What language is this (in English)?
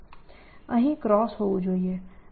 Gujarati